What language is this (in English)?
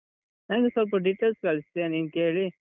Kannada